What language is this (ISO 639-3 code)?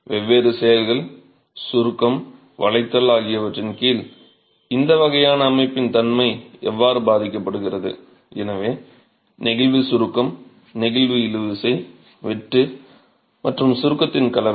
tam